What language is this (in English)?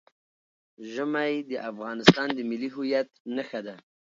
Pashto